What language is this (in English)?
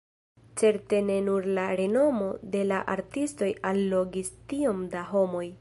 Esperanto